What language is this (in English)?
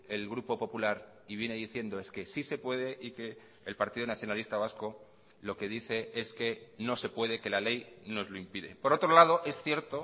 Spanish